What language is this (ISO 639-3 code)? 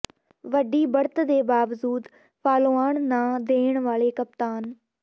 pan